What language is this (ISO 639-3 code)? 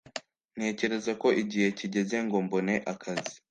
kin